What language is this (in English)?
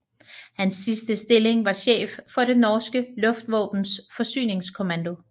Danish